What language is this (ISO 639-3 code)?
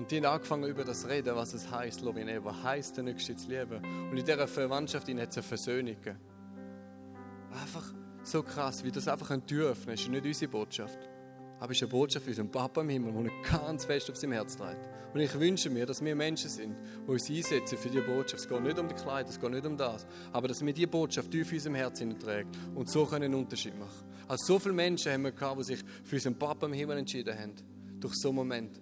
deu